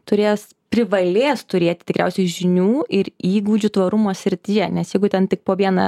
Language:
Lithuanian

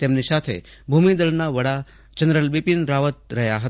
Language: Gujarati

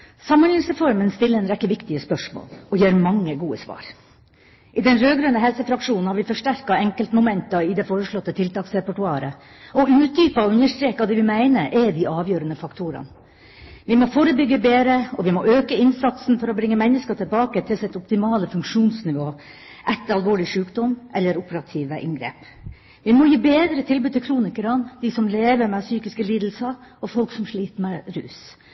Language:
Norwegian Bokmål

